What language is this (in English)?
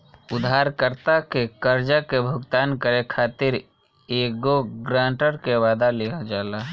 Bhojpuri